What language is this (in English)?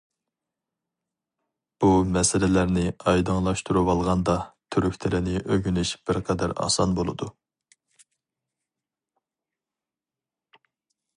Uyghur